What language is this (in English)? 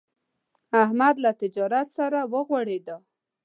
Pashto